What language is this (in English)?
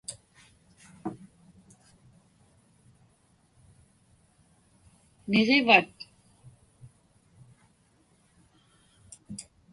Inupiaq